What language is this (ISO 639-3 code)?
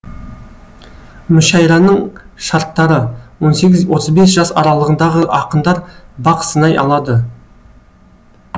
kaz